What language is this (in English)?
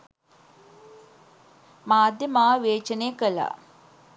Sinhala